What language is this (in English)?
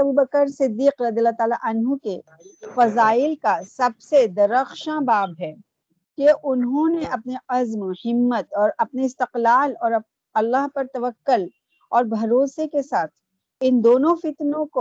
Urdu